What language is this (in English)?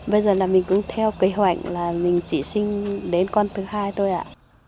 Vietnamese